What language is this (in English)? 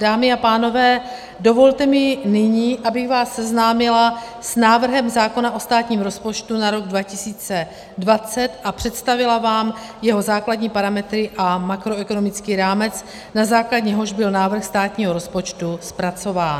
Czech